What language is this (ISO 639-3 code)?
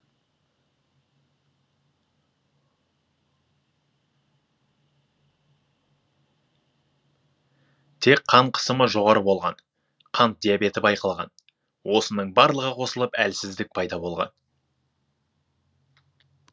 kaz